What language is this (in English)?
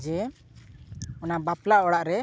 Santali